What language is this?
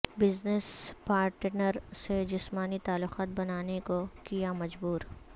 Urdu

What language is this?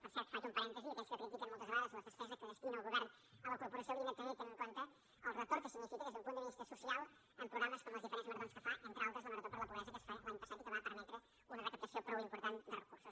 Catalan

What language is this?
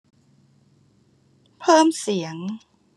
Thai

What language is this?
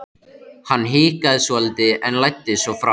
Icelandic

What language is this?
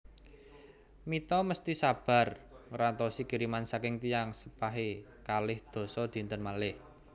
Javanese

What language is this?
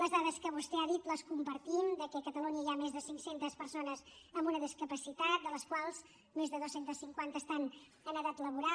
Catalan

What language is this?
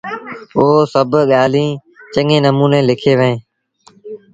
Sindhi Bhil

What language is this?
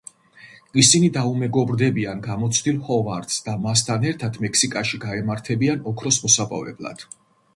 Georgian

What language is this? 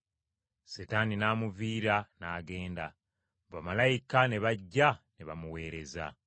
Ganda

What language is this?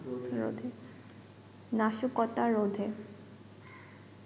Bangla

